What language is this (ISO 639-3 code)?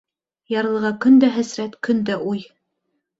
bak